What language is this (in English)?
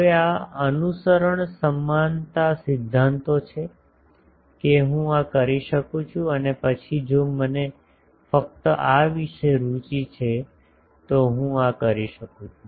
Gujarati